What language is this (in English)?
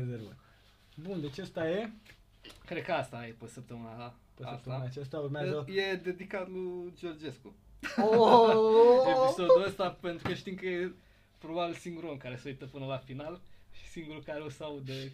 Romanian